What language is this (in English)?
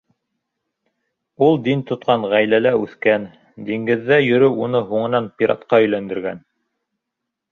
Bashkir